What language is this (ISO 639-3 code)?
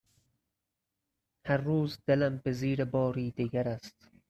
fas